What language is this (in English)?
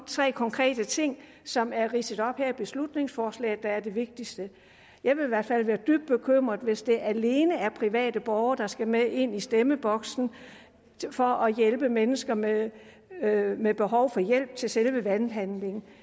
Danish